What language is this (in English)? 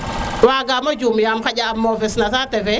Serer